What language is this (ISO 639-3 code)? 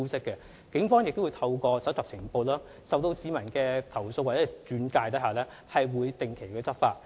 yue